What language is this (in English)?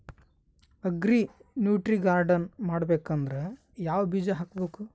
Kannada